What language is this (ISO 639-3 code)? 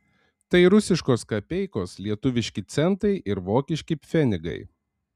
lit